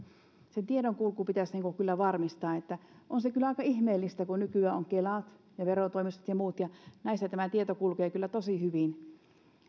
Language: Finnish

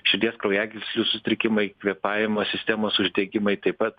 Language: Lithuanian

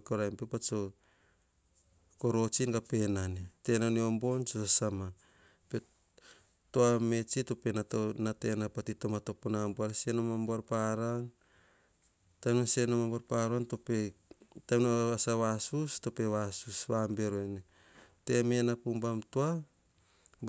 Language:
Hahon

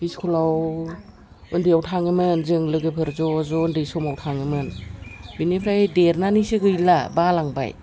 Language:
Bodo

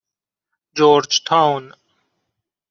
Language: Persian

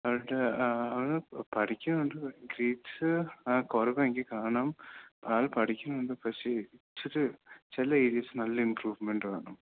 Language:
Malayalam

